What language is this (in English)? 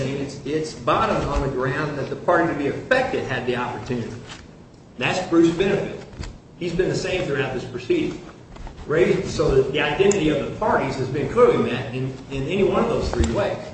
English